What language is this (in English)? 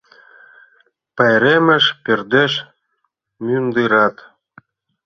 Mari